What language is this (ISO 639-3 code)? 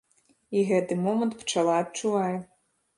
bel